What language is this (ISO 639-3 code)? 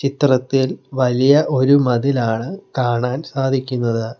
mal